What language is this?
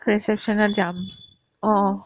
Assamese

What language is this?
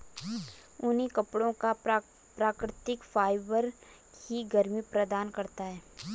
Hindi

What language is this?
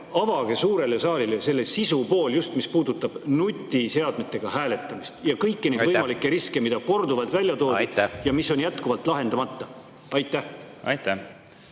Estonian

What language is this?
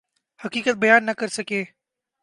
Urdu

